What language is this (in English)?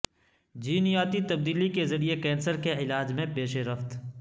Urdu